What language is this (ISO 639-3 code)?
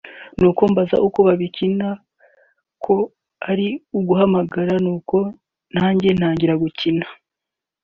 kin